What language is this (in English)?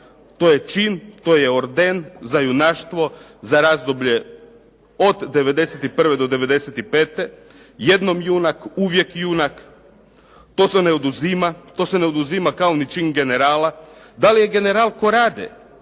Croatian